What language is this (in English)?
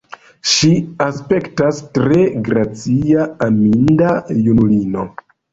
Esperanto